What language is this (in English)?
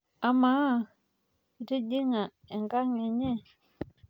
Masai